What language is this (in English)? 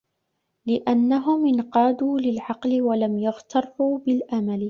Arabic